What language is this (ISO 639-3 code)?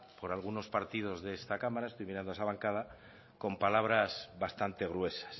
spa